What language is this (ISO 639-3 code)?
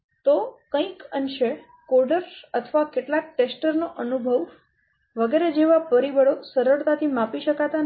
guj